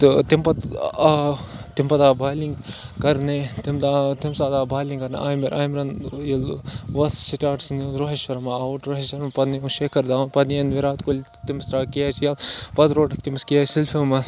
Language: Kashmiri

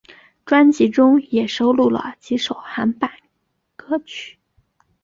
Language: Chinese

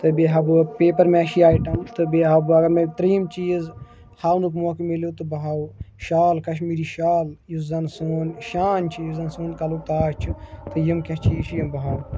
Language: Kashmiri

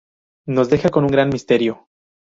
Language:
Spanish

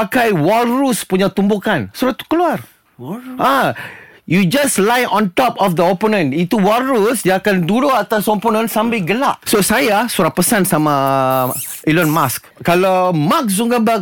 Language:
Malay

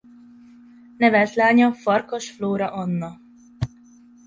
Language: Hungarian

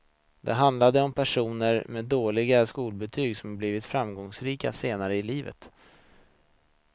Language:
Swedish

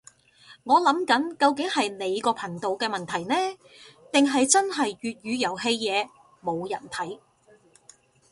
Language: Cantonese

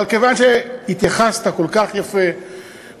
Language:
Hebrew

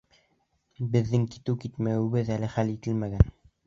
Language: Bashkir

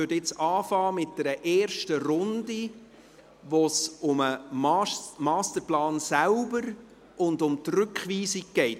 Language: Swiss German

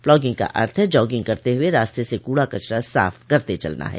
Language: Hindi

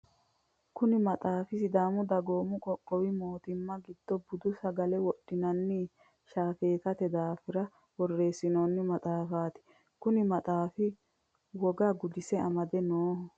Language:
Sidamo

